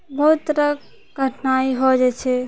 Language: Maithili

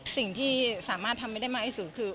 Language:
Thai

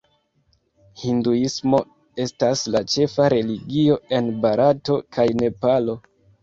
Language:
Esperanto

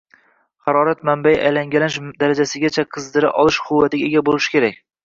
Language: Uzbek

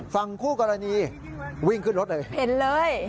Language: Thai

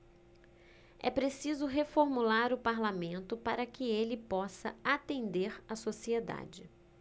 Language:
Portuguese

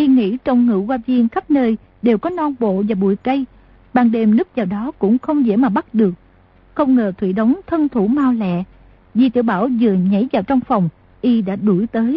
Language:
Vietnamese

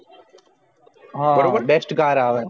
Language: Gujarati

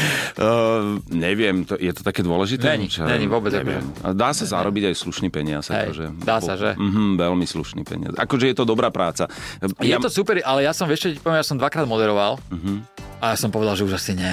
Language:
Slovak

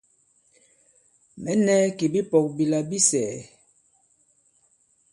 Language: Bankon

